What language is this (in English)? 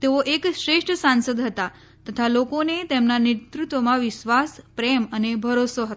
Gujarati